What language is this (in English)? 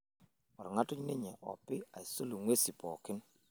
Masai